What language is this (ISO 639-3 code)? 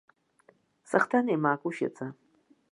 abk